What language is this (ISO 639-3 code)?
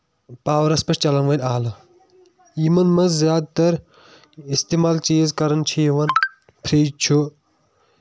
kas